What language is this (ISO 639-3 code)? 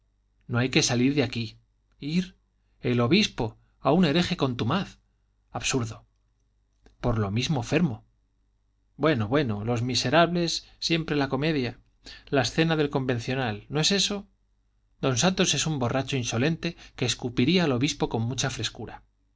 spa